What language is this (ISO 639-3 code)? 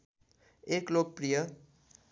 nep